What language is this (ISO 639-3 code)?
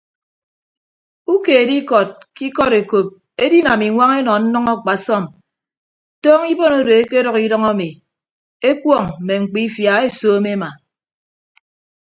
ibb